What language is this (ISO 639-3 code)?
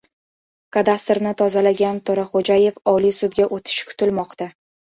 uzb